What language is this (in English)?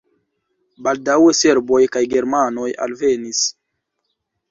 Esperanto